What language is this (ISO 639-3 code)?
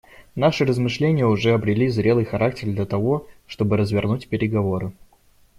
rus